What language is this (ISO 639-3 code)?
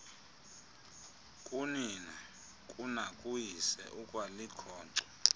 xho